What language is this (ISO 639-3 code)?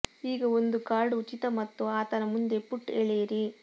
kan